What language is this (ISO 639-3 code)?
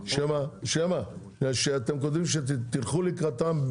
heb